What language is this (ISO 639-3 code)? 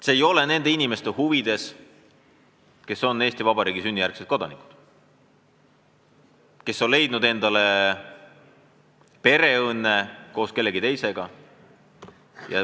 est